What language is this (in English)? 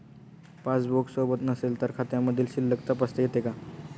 Marathi